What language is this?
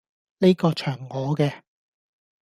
Cantonese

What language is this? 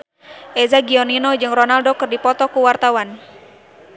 Sundanese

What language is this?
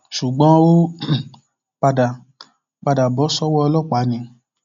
Yoruba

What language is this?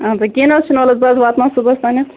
Kashmiri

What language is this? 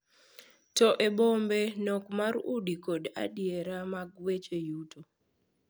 Luo (Kenya and Tanzania)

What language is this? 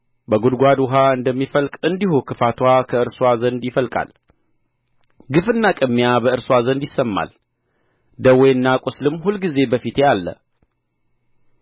Amharic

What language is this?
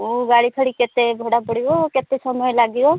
Odia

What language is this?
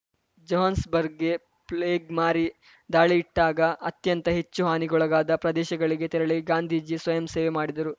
Kannada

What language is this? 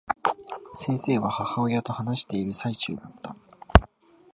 Japanese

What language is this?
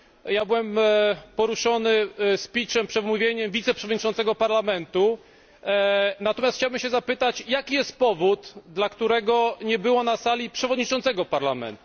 Polish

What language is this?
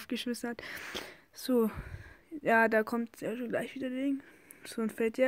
German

